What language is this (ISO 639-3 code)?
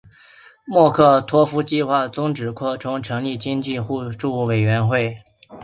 zho